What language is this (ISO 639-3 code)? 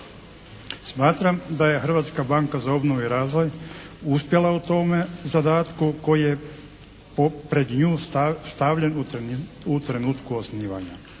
hrv